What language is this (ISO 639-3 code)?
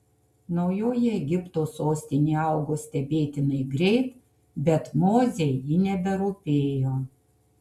lit